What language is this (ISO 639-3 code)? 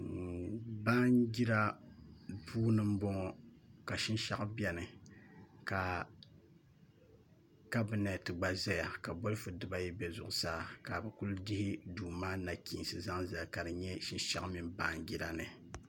dag